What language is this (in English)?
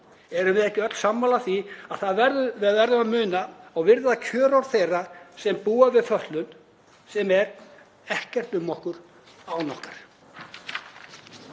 Icelandic